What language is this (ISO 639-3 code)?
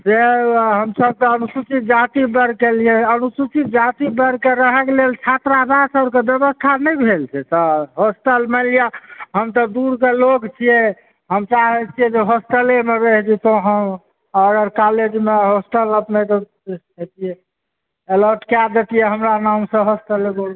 mai